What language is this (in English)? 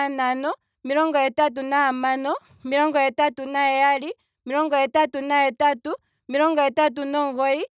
Kwambi